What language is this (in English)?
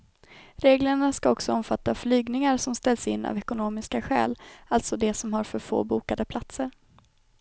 Swedish